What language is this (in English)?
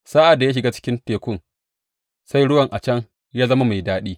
Hausa